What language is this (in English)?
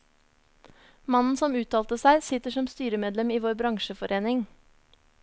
Norwegian